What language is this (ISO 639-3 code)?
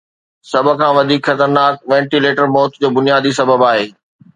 snd